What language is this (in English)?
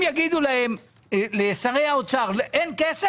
Hebrew